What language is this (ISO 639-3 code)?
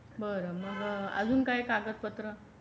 mar